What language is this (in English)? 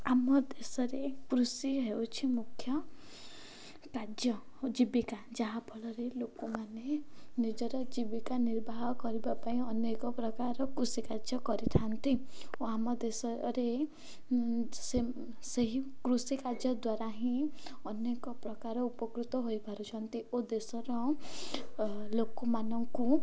Odia